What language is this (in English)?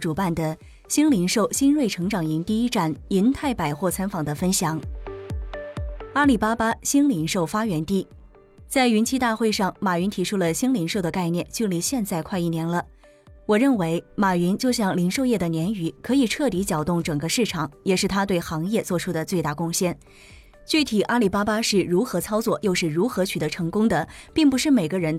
Chinese